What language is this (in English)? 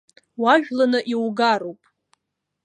Abkhazian